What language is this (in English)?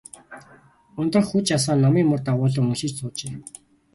Mongolian